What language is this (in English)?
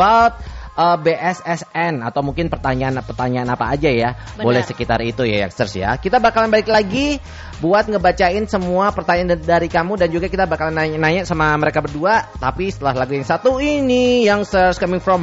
Indonesian